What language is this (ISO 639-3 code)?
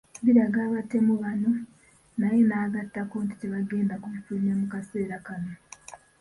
lug